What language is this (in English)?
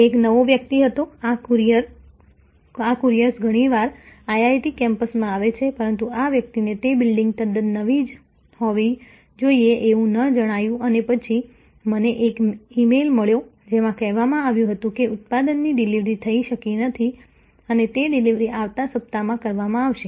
Gujarati